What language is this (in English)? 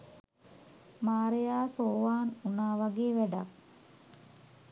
Sinhala